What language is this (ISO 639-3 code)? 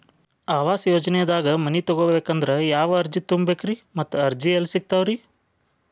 kan